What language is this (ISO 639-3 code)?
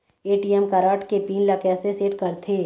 hne